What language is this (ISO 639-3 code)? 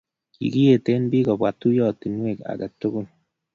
kln